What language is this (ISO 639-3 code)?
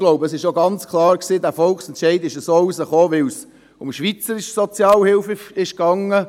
gsw